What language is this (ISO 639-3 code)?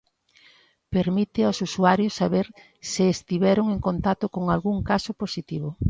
glg